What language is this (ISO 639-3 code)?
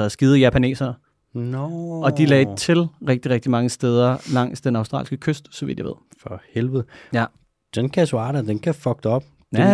dan